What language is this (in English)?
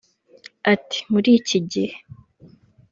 Kinyarwanda